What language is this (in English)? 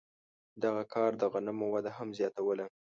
Pashto